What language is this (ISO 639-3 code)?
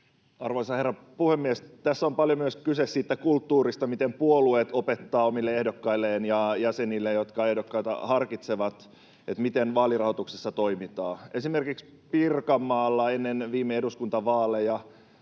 fin